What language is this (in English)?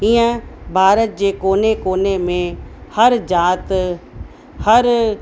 Sindhi